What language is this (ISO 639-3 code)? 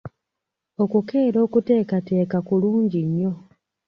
lug